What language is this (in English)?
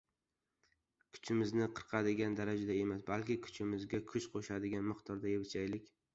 Uzbek